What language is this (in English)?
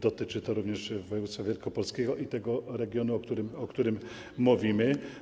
Polish